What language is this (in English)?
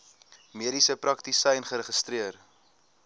Afrikaans